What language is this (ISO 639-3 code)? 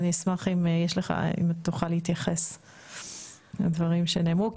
heb